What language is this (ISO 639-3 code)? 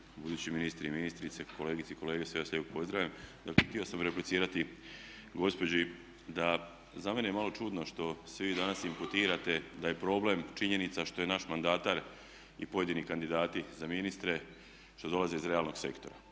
hrv